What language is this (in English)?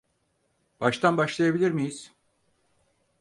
Turkish